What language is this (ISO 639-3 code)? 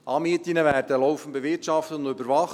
gsw